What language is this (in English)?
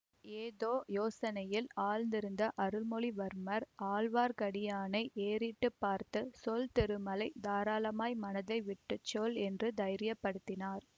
Tamil